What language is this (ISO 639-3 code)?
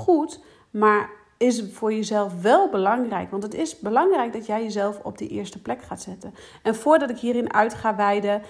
nld